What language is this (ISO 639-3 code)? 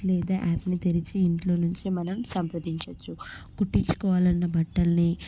tel